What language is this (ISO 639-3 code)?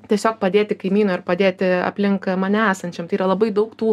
lit